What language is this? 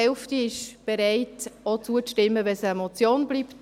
Swiss German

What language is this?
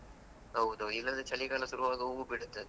Kannada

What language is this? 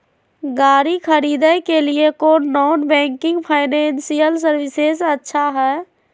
Magahi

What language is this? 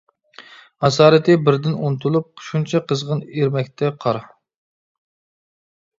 Uyghur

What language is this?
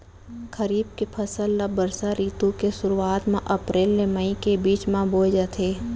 Chhattisgarhi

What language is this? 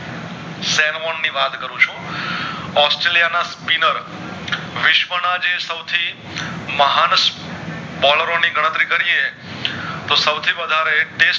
Gujarati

